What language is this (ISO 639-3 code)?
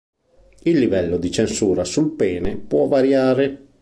ita